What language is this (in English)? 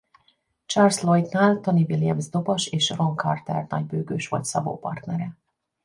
Hungarian